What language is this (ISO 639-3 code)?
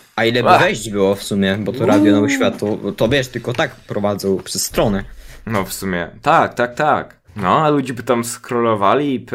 pol